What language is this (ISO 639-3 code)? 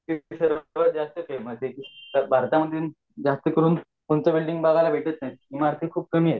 mar